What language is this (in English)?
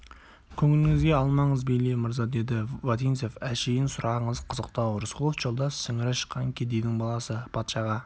Kazakh